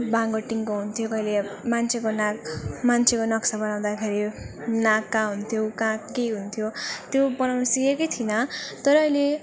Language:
Nepali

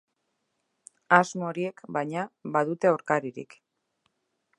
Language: Basque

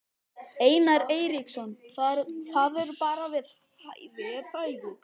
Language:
Icelandic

